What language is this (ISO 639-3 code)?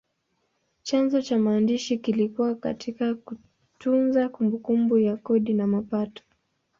swa